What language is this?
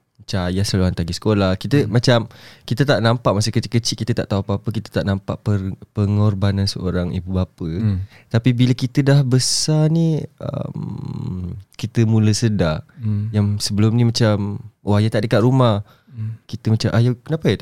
Malay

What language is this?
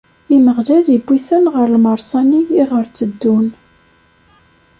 Kabyle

